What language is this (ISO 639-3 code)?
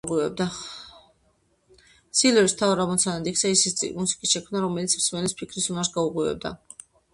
kat